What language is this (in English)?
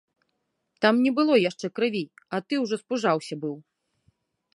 Belarusian